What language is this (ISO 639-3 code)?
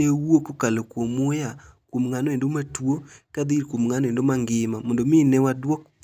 luo